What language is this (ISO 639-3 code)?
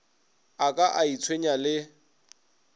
nso